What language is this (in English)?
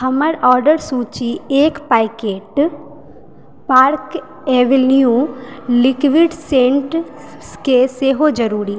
Maithili